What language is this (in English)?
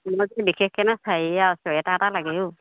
Assamese